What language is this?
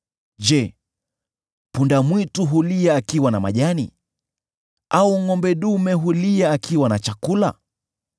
Swahili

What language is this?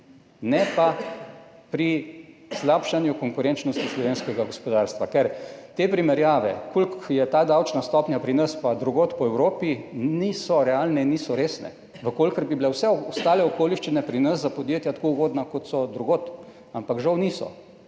Slovenian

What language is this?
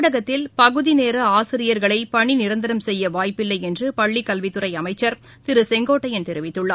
Tamil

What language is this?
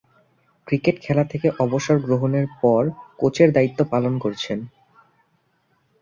Bangla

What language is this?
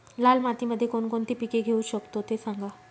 Marathi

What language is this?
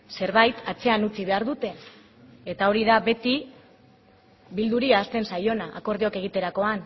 Basque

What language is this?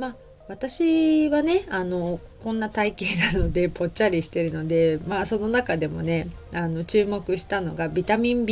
Japanese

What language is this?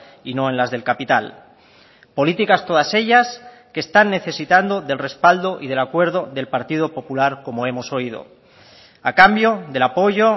Spanish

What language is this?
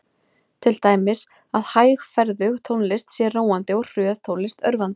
Icelandic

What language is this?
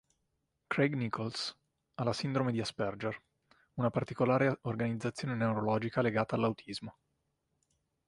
Italian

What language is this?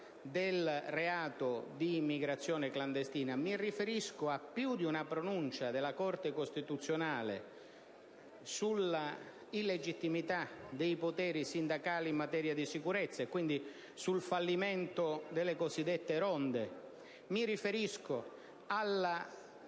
Italian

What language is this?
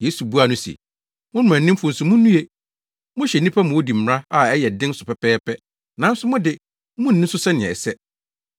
Akan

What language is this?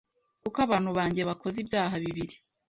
Kinyarwanda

